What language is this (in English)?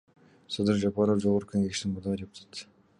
Kyrgyz